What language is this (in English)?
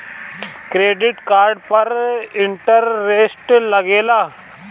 Bhojpuri